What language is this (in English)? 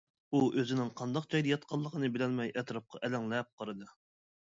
Uyghur